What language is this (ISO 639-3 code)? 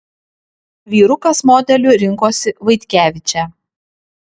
lit